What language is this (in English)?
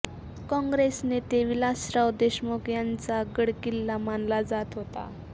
Marathi